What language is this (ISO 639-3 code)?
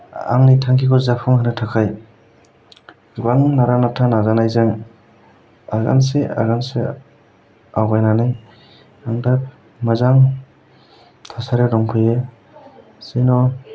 brx